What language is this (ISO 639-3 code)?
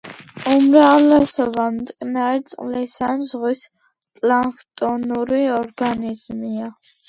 kat